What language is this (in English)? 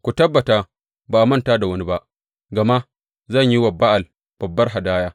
Hausa